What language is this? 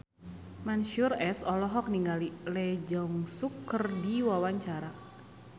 Sundanese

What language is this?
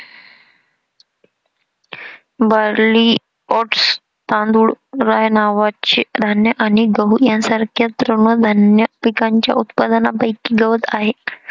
Marathi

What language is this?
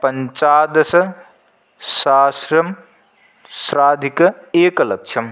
Sanskrit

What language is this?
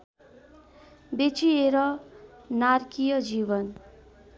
Nepali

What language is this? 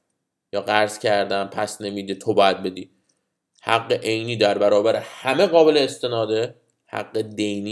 Persian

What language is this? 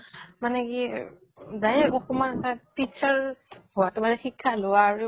Assamese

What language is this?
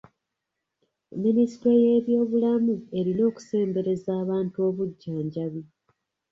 Ganda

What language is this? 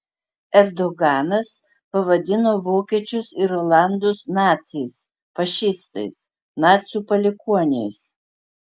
Lithuanian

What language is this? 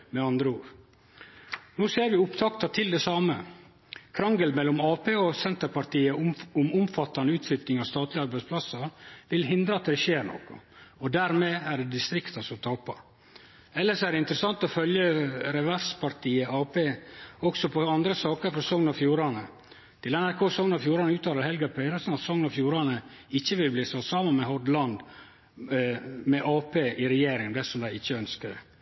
Norwegian Nynorsk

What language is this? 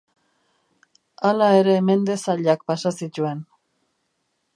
Basque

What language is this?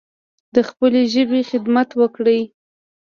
Pashto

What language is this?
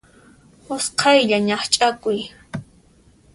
Puno Quechua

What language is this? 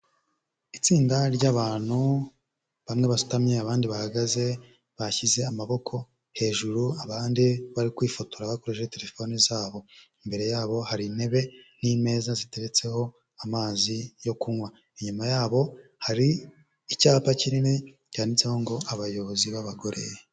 Kinyarwanda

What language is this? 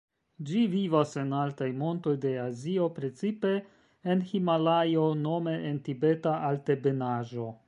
Esperanto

